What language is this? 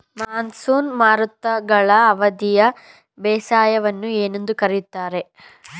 Kannada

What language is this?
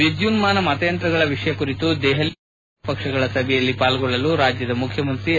Kannada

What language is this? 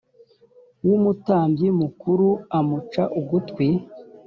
Kinyarwanda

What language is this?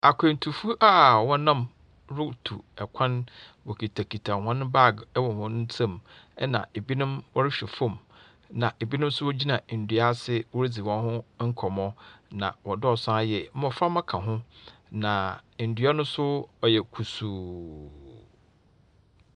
Akan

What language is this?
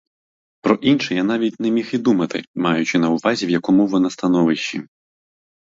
Ukrainian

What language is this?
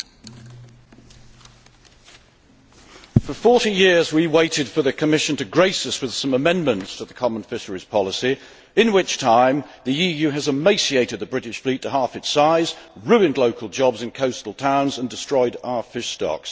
English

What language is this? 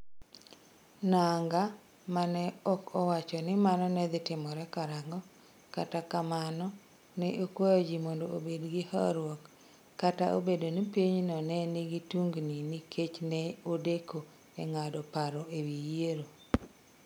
Luo (Kenya and Tanzania)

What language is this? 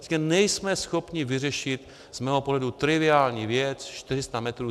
Czech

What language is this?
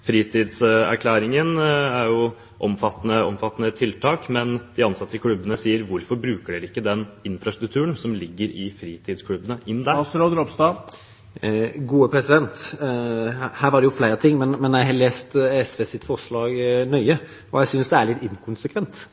Norwegian Bokmål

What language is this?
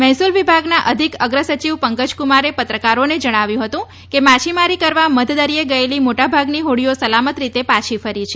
Gujarati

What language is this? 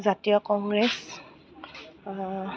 Assamese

